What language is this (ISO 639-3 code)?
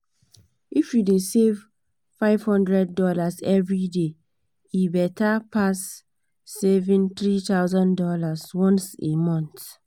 pcm